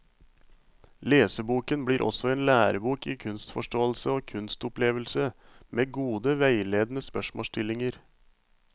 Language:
Norwegian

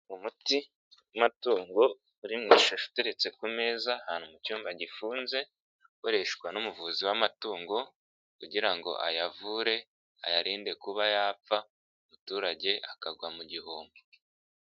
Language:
Kinyarwanda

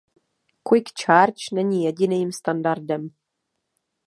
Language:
Czech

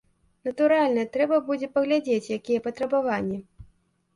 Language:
Belarusian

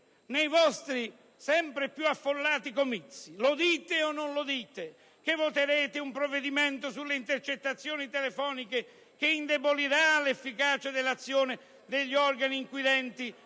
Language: Italian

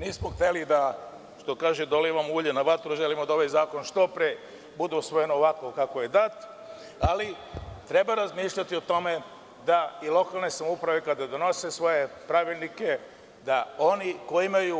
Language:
Serbian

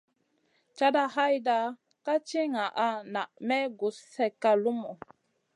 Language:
Masana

